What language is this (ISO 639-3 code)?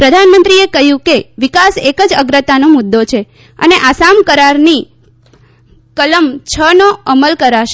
guj